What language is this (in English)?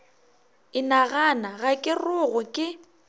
Northern Sotho